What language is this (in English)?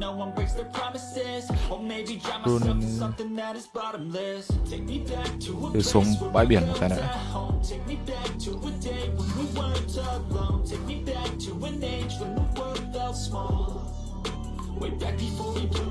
Vietnamese